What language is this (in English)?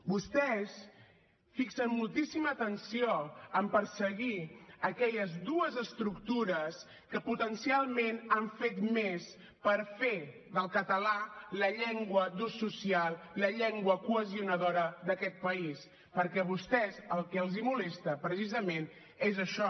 Catalan